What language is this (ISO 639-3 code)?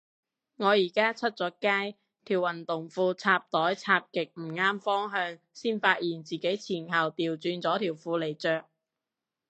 yue